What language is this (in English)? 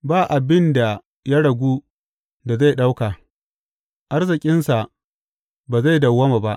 Hausa